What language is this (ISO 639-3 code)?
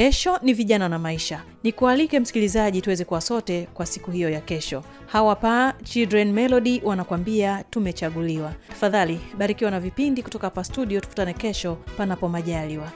swa